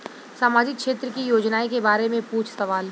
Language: Bhojpuri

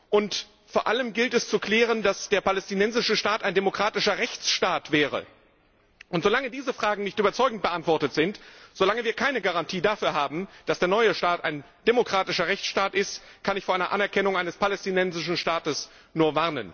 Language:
German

